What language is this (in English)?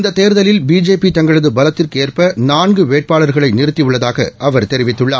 Tamil